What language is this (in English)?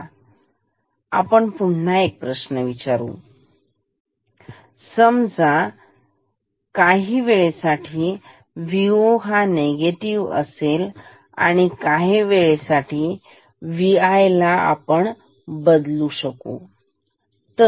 Marathi